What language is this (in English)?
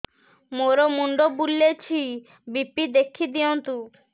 Odia